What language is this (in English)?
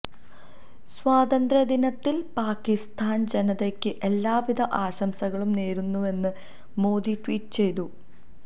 Malayalam